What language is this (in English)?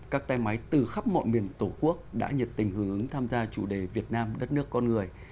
Vietnamese